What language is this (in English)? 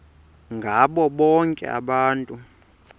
Xhosa